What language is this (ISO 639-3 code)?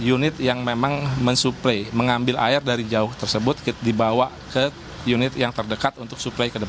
ind